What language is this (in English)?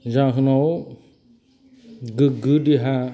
Bodo